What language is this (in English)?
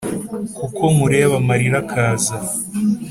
Kinyarwanda